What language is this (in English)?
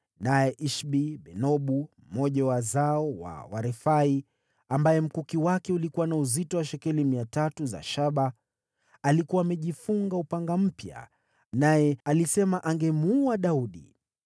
Swahili